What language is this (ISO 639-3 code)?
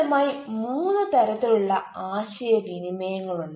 mal